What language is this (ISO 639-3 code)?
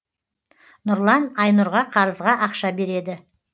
kaz